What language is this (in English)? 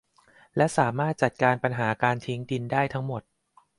Thai